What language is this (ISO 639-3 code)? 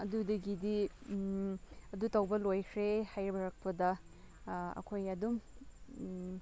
mni